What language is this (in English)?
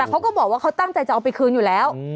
Thai